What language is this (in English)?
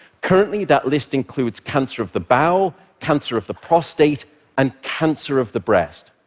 English